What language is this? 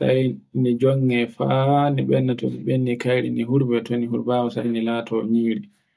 Borgu Fulfulde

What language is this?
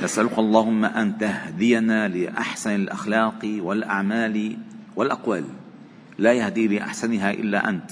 Arabic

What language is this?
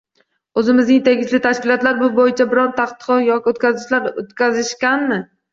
Uzbek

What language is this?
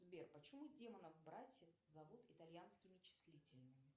Russian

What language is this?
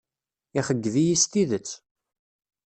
Kabyle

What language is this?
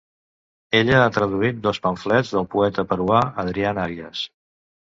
Catalan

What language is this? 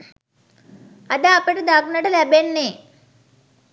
Sinhala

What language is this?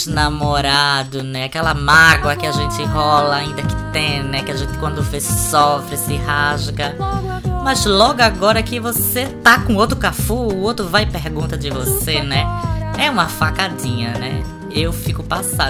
Portuguese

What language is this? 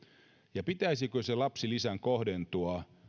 Finnish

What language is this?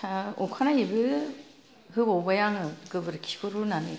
Bodo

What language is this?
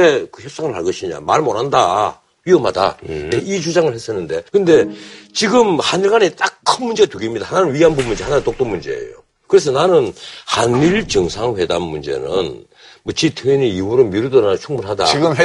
Korean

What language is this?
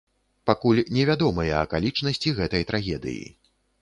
Belarusian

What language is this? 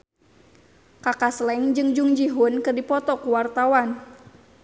Sundanese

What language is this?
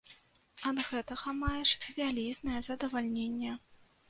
Belarusian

